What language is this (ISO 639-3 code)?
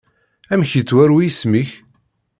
kab